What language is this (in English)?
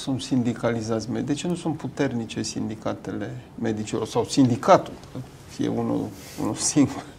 Romanian